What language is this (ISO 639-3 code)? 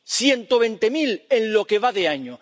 spa